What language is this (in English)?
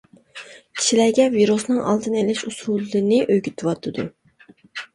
Uyghur